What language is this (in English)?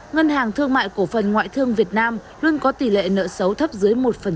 Vietnamese